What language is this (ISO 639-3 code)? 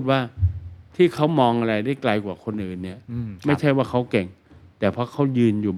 tha